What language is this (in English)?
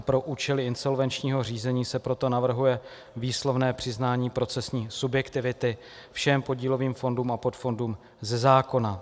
Czech